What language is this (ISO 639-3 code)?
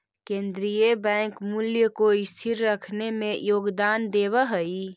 mag